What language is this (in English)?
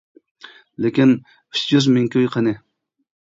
Uyghur